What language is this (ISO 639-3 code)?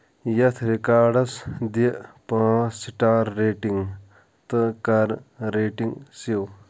kas